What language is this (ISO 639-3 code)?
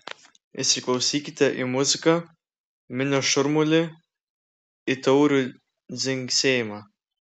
lit